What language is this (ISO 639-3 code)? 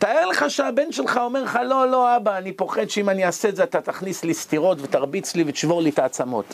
heb